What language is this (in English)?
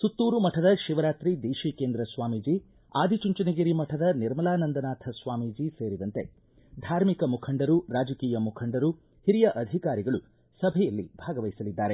Kannada